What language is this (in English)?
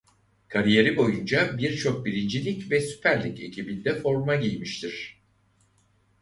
Turkish